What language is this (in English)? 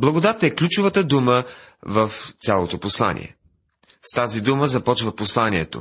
Bulgarian